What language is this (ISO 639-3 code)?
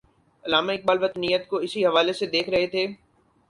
urd